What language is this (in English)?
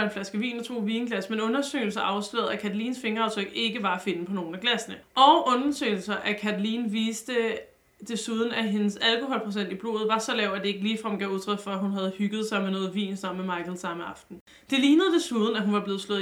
Danish